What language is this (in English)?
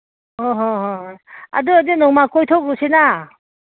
Manipuri